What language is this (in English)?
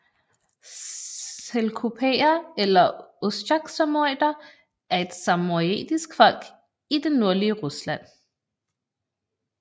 Danish